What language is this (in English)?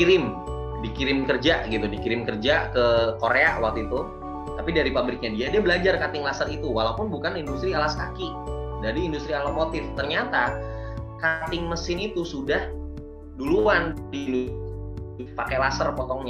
Indonesian